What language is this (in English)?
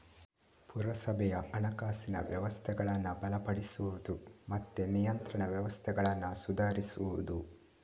Kannada